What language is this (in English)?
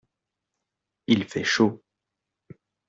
French